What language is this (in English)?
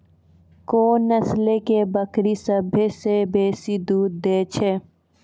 Maithili